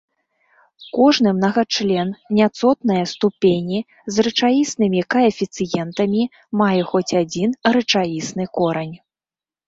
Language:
Belarusian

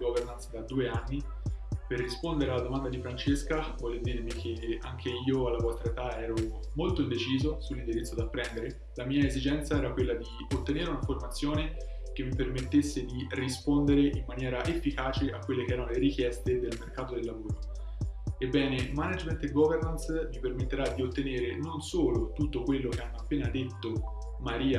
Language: Italian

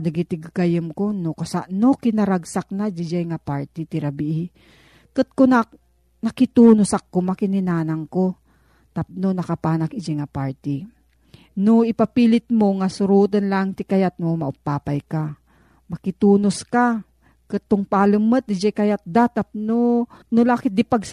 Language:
Filipino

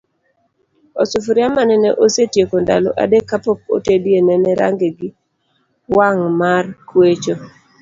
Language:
Luo (Kenya and Tanzania)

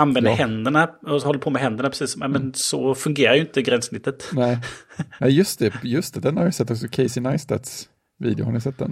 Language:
Swedish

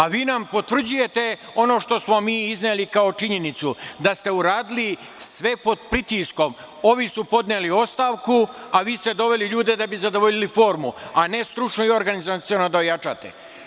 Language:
Serbian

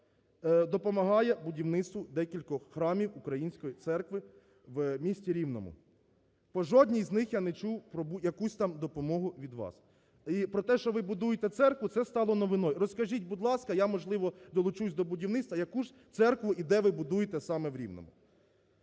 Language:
Ukrainian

